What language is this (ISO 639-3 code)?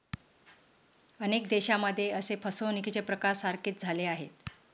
mar